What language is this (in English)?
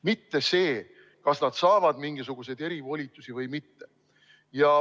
Estonian